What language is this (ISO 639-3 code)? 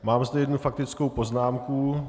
ces